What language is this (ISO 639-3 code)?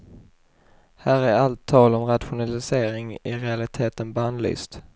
swe